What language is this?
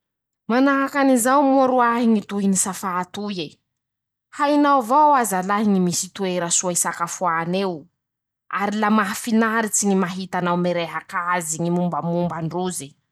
Masikoro Malagasy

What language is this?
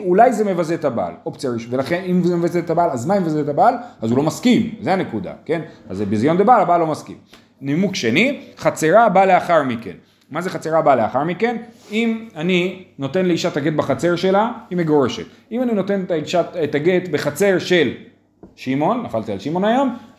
Hebrew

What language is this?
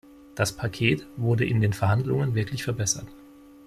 German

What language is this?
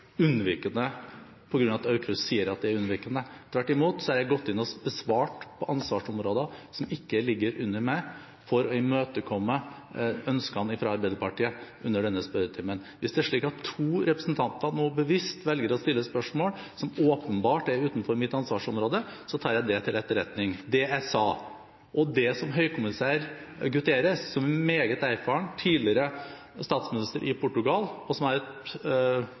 Norwegian Bokmål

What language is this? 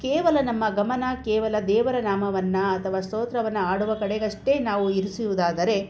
Kannada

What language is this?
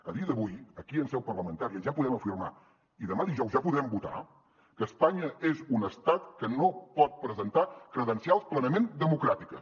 Catalan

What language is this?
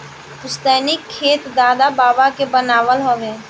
Bhojpuri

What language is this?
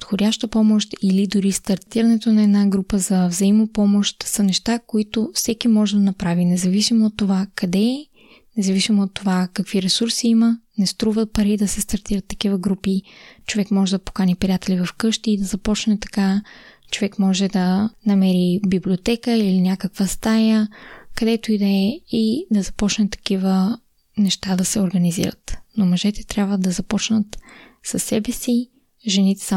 Bulgarian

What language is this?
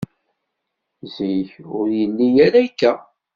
Kabyle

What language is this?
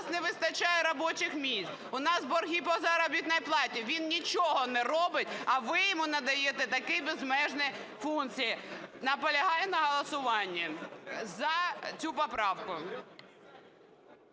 Ukrainian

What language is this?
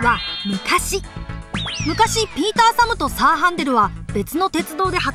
Japanese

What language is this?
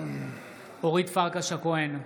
Hebrew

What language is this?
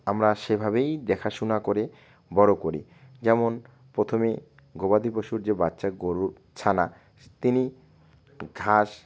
Bangla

